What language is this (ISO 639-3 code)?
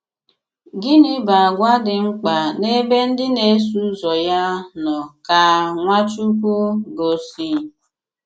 ibo